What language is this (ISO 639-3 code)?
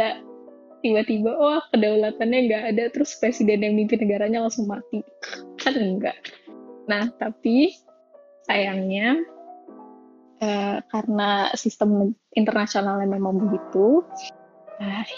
ind